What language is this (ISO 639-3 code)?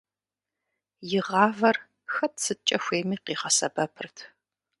kbd